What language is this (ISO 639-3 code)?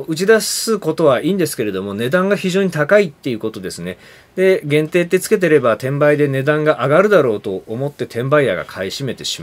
jpn